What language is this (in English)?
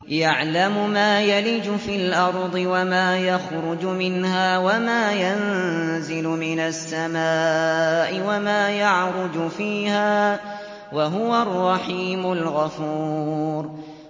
Arabic